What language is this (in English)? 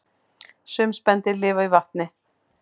Icelandic